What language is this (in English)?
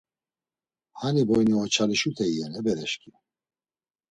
Laz